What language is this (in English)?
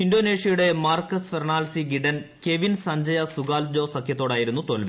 Malayalam